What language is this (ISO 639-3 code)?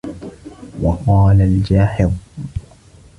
ara